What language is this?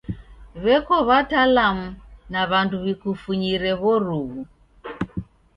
Taita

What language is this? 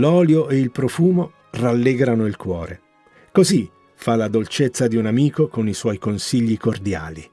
Italian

